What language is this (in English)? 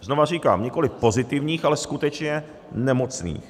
Czech